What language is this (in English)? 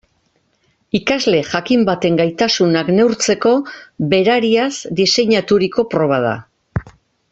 Basque